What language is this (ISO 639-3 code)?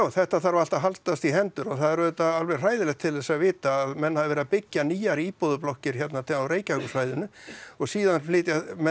isl